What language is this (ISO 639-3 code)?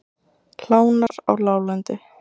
isl